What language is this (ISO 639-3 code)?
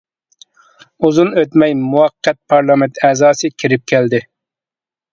uig